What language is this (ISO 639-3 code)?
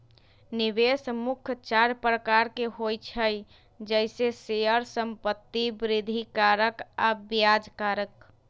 mag